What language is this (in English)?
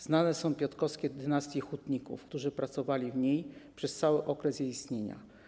Polish